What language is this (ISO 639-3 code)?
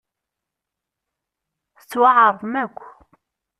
kab